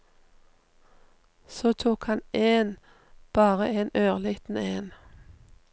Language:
Norwegian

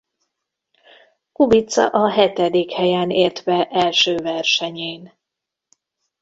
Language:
Hungarian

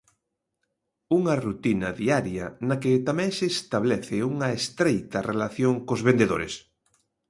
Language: Galician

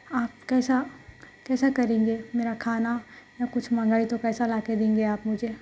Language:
Urdu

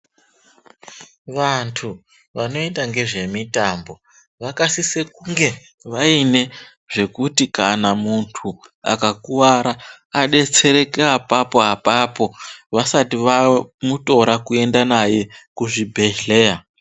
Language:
Ndau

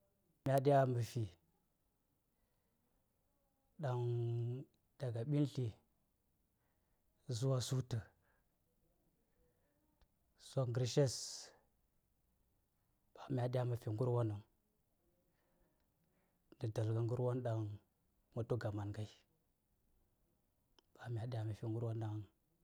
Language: Saya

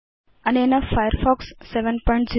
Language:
Sanskrit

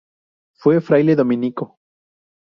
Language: Spanish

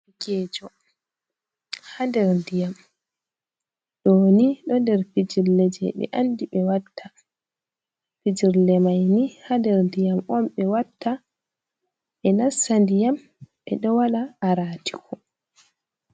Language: Fula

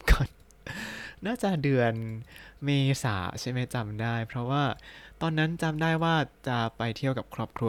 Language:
Thai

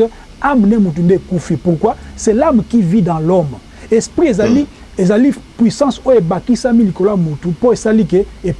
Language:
French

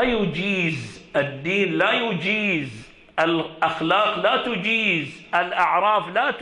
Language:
Arabic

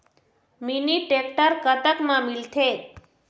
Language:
Chhattisgarhi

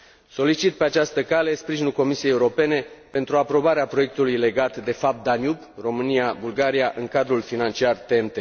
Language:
Romanian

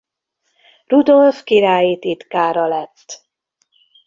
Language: Hungarian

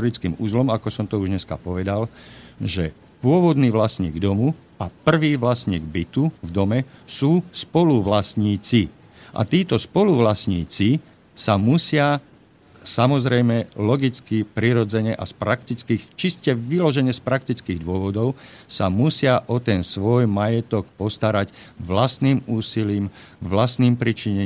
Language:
Slovak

